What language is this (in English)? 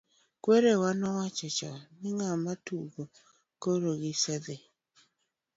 Luo (Kenya and Tanzania)